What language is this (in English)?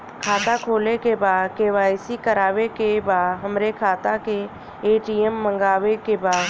Bhojpuri